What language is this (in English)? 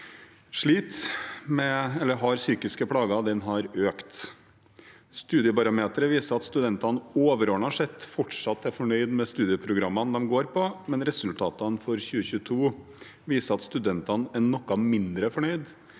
Norwegian